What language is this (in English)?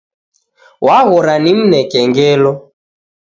Taita